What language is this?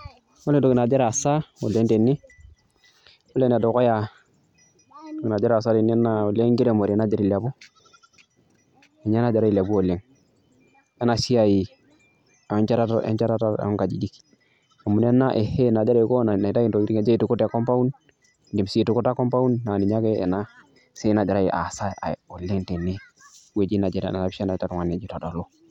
Masai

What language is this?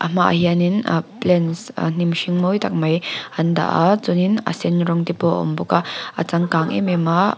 Mizo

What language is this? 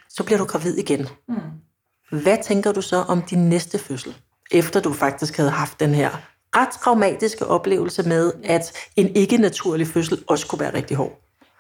Danish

